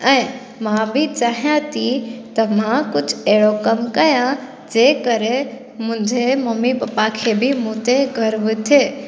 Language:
Sindhi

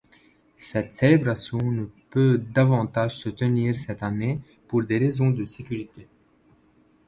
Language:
French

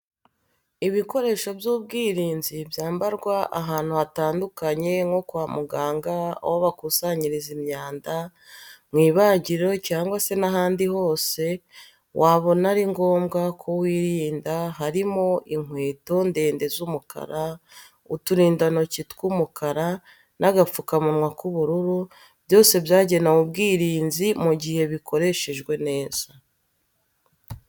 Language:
Kinyarwanda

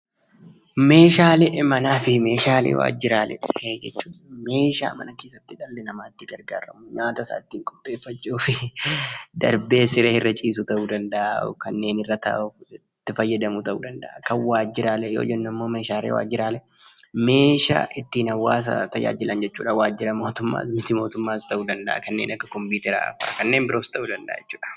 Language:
Oromo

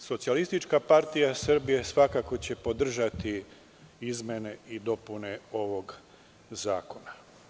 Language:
Serbian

